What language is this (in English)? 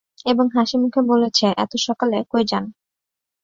Bangla